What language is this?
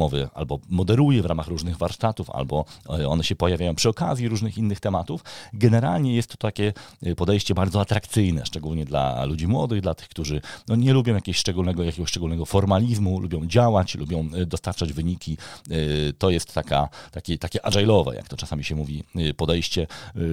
Polish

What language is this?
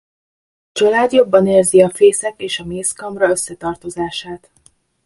Hungarian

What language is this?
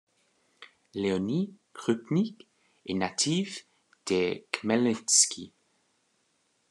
French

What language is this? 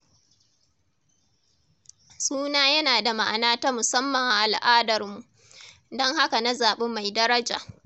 Hausa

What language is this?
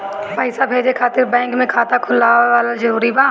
Bhojpuri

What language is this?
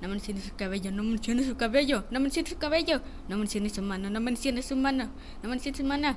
Spanish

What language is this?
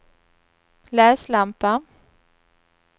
Swedish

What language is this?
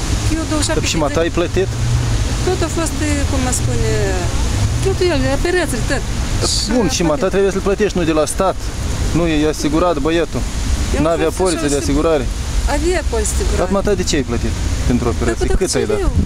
Romanian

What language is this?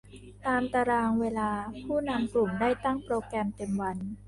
Thai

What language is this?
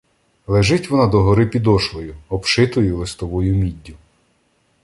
Ukrainian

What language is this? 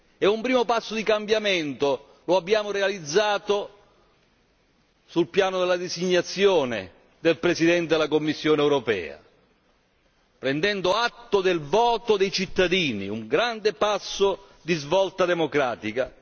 Italian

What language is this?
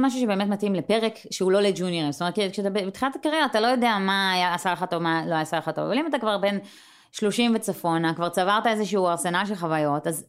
Hebrew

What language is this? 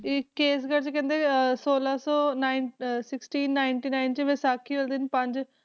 Punjabi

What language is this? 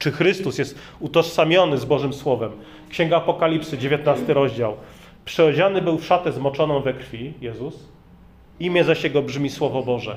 Polish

